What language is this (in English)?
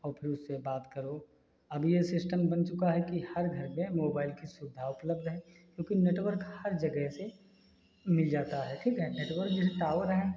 Hindi